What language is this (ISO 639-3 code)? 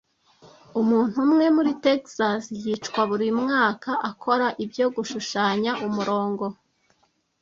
kin